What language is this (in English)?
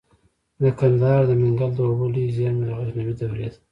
Pashto